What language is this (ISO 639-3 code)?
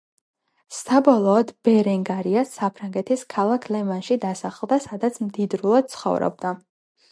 kat